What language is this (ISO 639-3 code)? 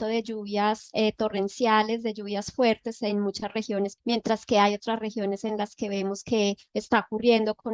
spa